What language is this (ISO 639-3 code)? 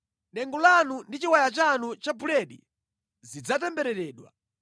nya